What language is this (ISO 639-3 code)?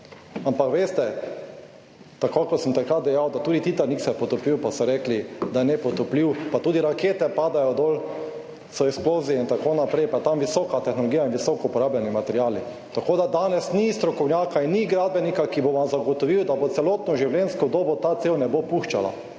slv